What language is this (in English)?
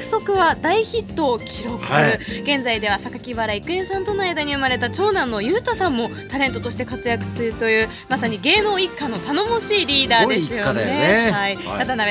Japanese